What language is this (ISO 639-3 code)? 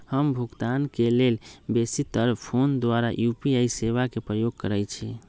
mag